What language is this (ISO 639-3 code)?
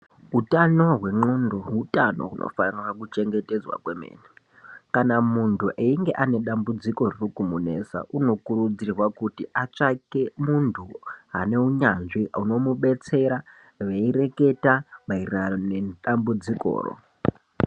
ndc